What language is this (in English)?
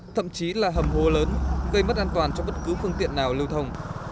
Vietnamese